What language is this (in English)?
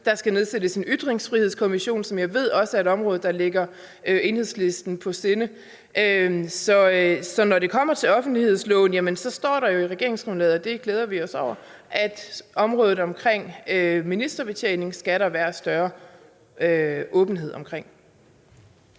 Danish